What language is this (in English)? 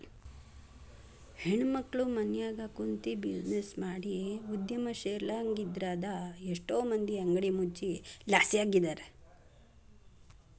Kannada